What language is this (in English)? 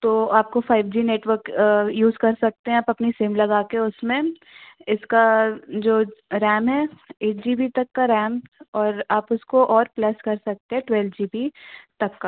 Hindi